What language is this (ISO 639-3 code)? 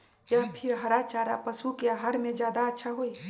mag